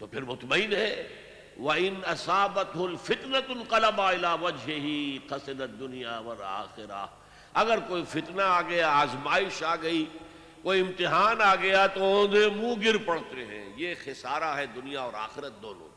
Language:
Urdu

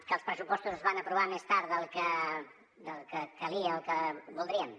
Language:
Catalan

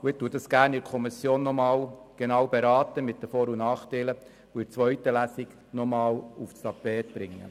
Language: Swiss German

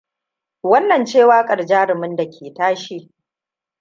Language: Hausa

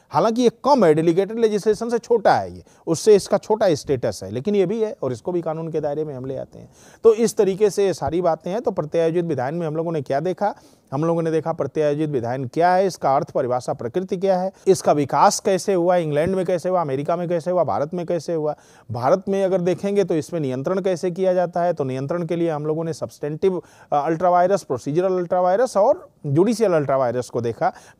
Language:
Hindi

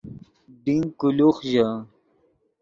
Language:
Yidgha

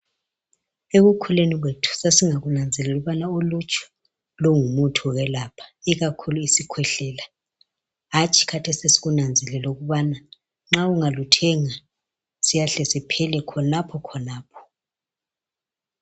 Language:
North Ndebele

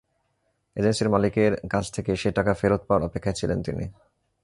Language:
Bangla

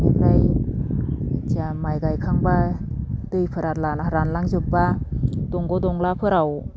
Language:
Bodo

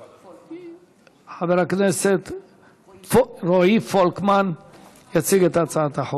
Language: Hebrew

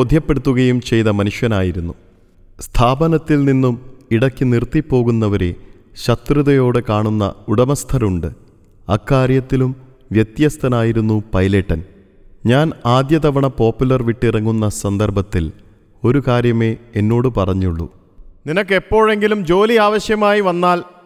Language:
Malayalam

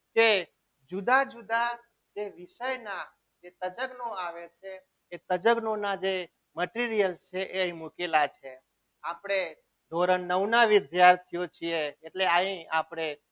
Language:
Gujarati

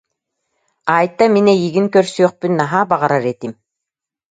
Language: Yakut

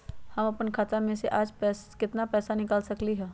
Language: Magahi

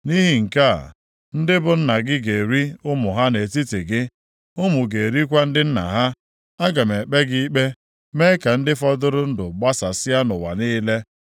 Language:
Igbo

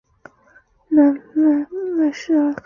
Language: Chinese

